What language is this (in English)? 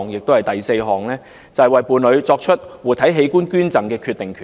Cantonese